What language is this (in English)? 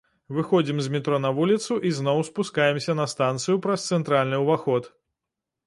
Belarusian